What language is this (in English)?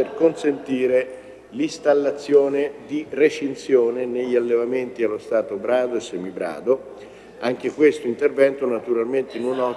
Italian